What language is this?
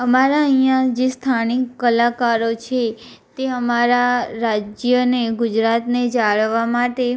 Gujarati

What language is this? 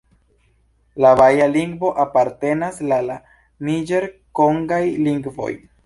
Esperanto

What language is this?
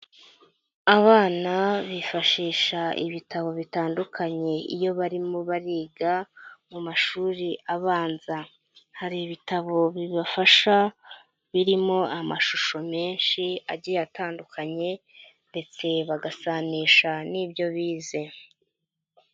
Kinyarwanda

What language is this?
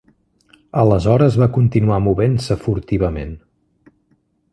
Catalan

